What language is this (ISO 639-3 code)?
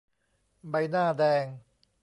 tha